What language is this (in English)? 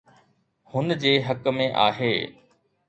Sindhi